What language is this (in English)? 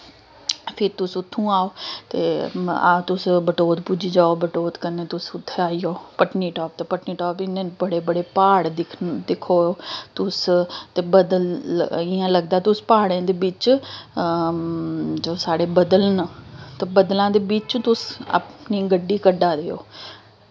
Dogri